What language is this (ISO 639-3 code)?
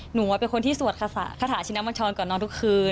tha